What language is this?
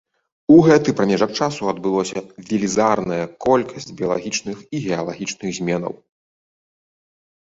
Belarusian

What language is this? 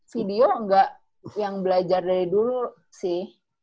Indonesian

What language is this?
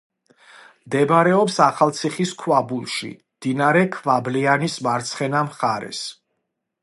Georgian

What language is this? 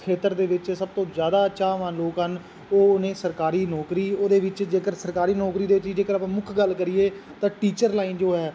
Punjabi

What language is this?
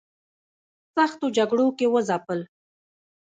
Pashto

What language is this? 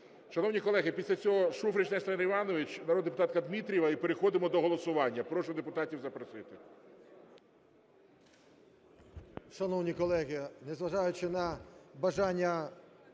Ukrainian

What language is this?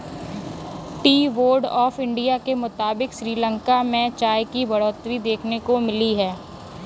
Hindi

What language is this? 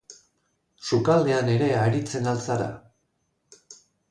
Basque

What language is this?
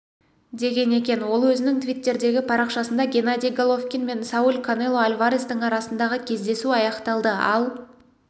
Kazakh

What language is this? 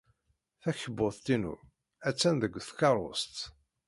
Kabyle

